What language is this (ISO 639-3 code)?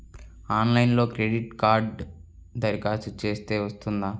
tel